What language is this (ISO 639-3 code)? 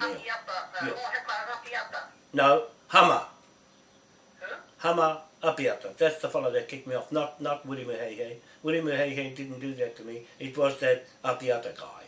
eng